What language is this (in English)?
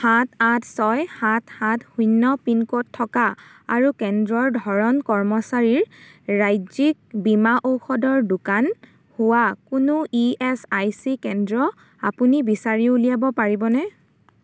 Assamese